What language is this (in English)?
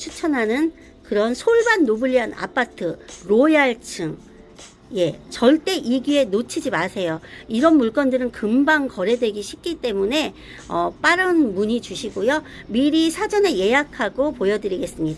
Korean